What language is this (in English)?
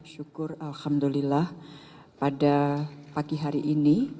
Indonesian